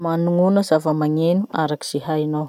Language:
Masikoro Malagasy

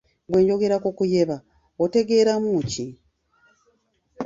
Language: Ganda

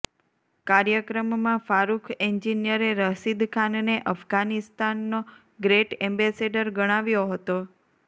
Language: Gujarati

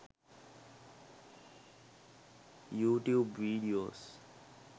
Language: Sinhala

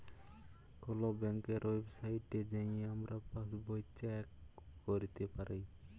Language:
Bangla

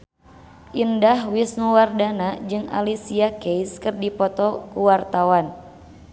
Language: Sundanese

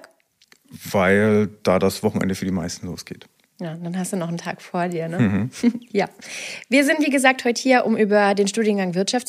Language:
German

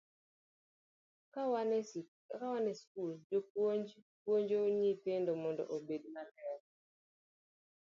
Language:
Luo (Kenya and Tanzania)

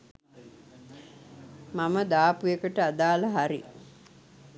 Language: Sinhala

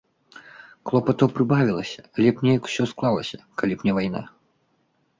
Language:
Belarusian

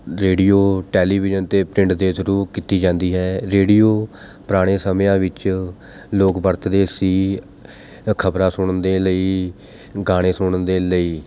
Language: Punjabi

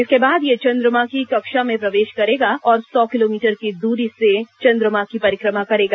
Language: Hindi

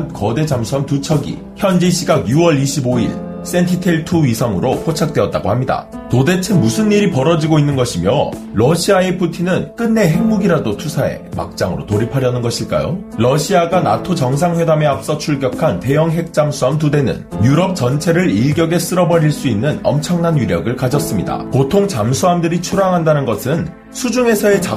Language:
Korean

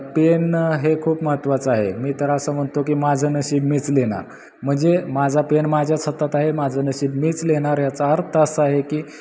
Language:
Marathi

